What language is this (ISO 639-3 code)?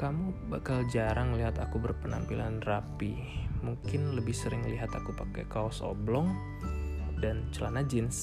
ind